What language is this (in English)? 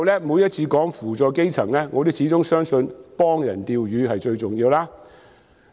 Cantonese